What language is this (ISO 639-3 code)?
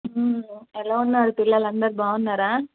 tel